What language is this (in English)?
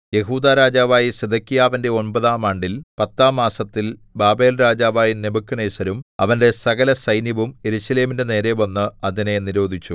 Malayalam